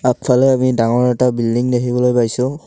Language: Assamese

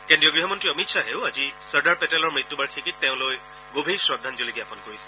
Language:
Assamese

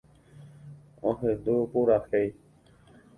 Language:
Guarani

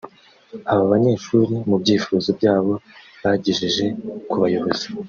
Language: Kinyarwanda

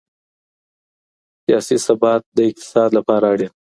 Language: Pashto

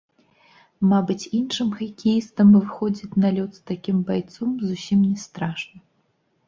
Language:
Belarusian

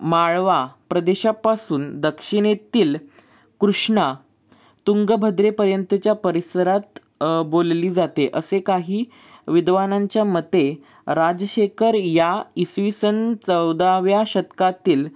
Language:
Marathi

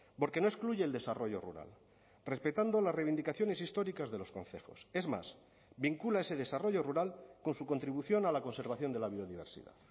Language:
Spanish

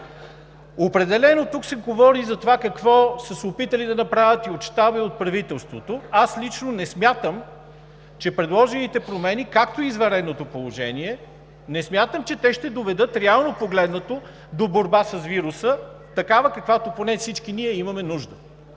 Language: Bulgarian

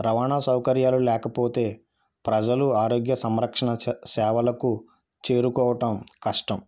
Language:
Telugu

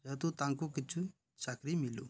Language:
Odia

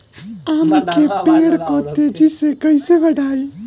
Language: Bhojpuri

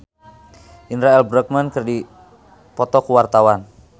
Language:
Sundanese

